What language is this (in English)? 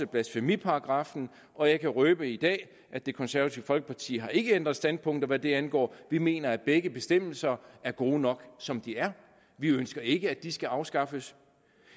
Danish